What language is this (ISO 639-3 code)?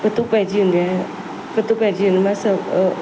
snd